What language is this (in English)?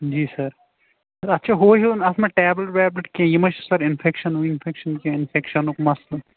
Kashmiri